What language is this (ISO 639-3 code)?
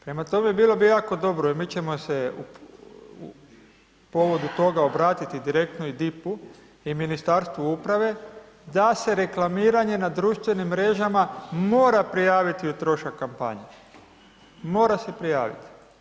hrv